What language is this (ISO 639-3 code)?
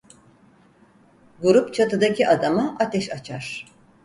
tur